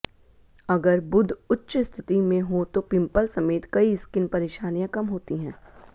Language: Hindi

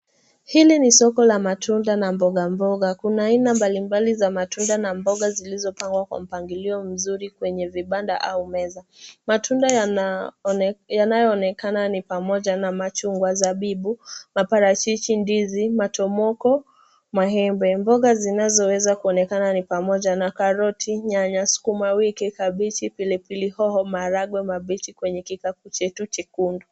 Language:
Swahili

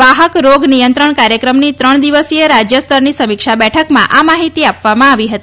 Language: Gujarati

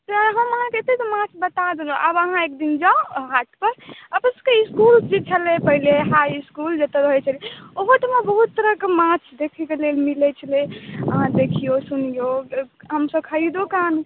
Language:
Maithili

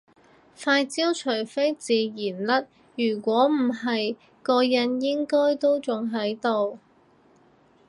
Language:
Cantonese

